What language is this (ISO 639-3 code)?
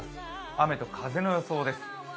jpn